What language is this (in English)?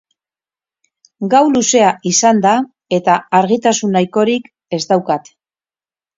Basque